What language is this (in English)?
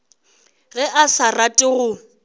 Northern Sotho